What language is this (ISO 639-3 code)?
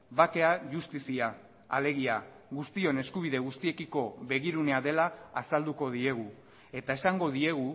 eus